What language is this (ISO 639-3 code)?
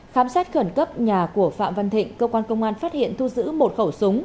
vie